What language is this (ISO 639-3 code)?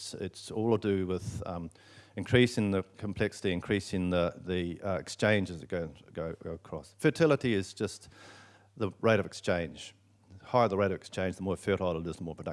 eng